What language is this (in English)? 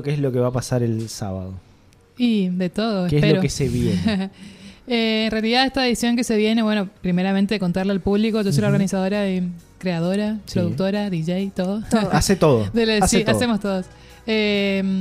Spanish